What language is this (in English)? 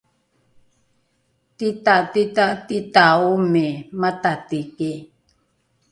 Rukai